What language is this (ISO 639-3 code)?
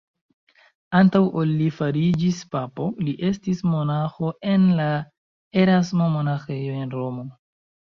epo